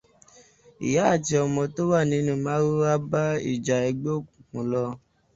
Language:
Yoruba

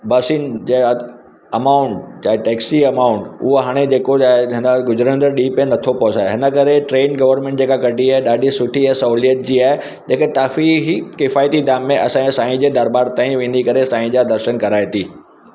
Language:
Sindhi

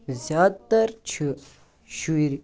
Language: Kashmiri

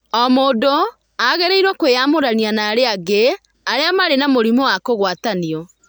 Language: Kikuyu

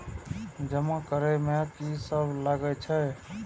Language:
Maithili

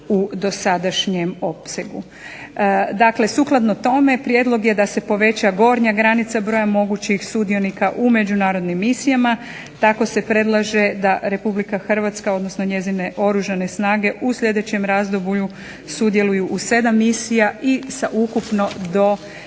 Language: Croatian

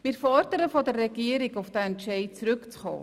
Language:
Swiss German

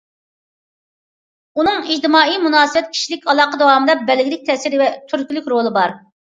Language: Uyghur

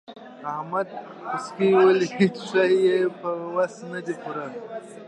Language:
Pashto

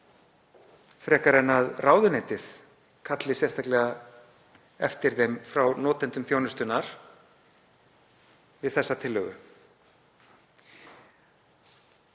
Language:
Icelandic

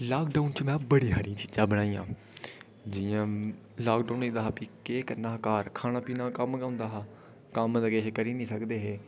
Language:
Dogri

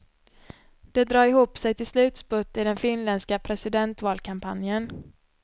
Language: Swedish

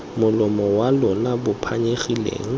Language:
Tswana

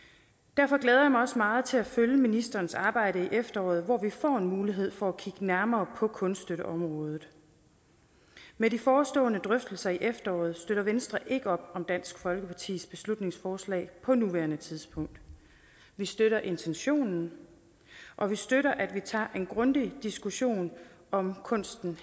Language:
Danish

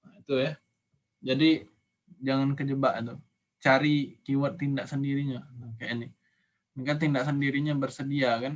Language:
Indonesian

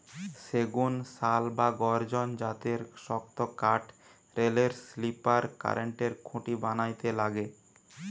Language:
Bangla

